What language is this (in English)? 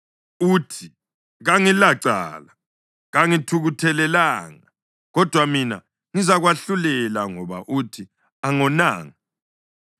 North Ndebele